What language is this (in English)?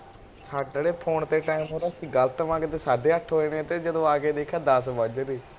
Punjabi